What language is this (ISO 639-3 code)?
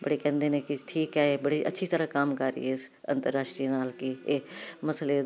pan